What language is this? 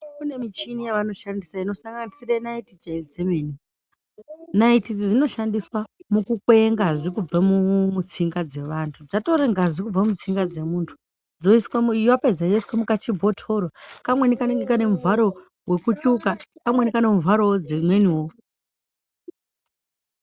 Ndau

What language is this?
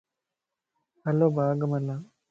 Lasi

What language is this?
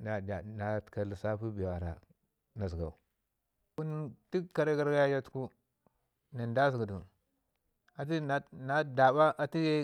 Ngizim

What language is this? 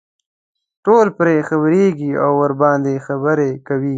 Pashto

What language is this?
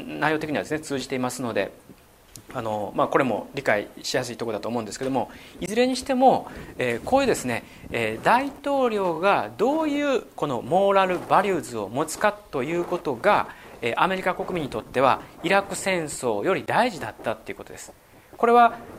Japanese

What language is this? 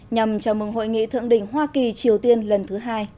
Vietnamese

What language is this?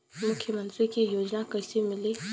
Bhojpuri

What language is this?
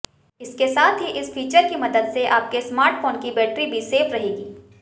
Hindi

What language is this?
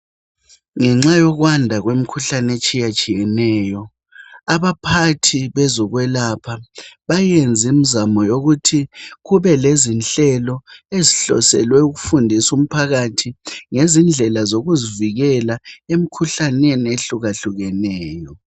North Ndebele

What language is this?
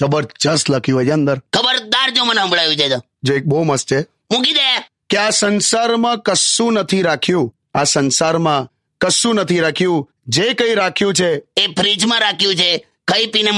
Hindi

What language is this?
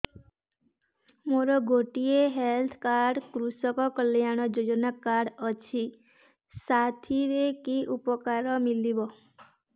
Odia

